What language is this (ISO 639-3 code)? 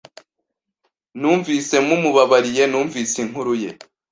kin